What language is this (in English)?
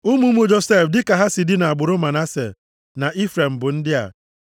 Igbo